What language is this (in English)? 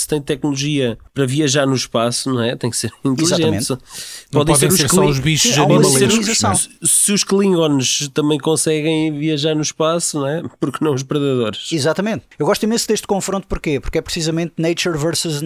Portuguese